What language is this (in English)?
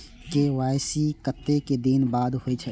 Maithili